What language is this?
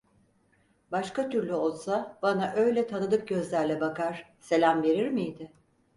Turkish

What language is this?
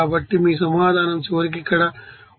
Telugu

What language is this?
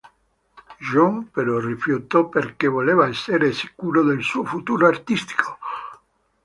Italian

